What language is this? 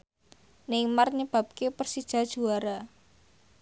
Javanese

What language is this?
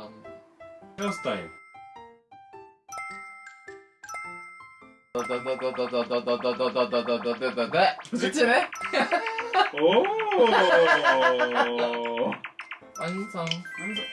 Korean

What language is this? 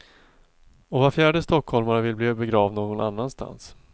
Swedish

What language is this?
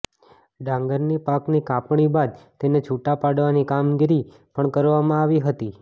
Gujarati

